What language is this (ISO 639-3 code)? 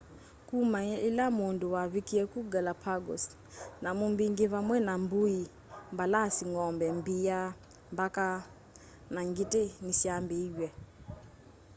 kam